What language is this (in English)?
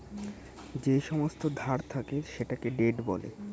Bangla